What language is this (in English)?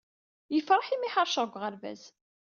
Kabyle